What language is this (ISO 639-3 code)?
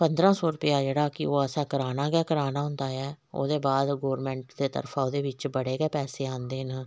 doi